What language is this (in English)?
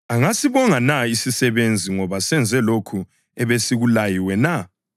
North Ndebele